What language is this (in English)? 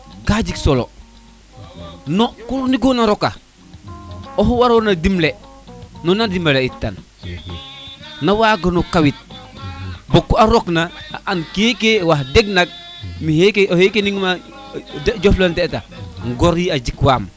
Serer